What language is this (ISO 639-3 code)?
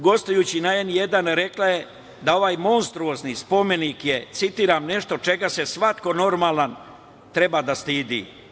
srp